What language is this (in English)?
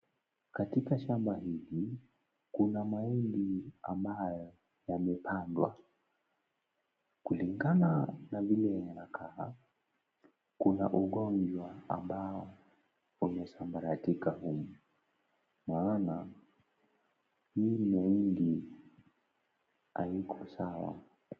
Swahili